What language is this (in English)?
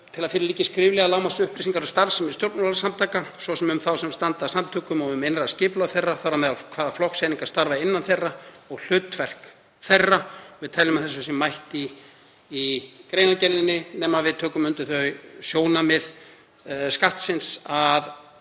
Icelandic